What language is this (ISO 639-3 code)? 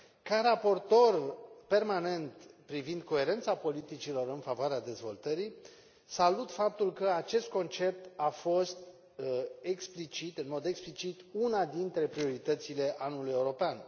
ron